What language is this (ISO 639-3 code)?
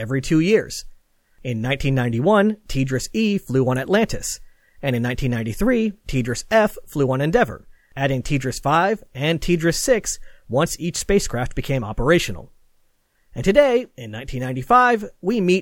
eng